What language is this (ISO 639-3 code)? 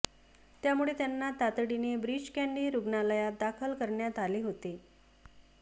mar